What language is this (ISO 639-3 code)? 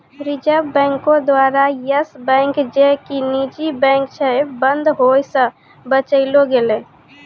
mai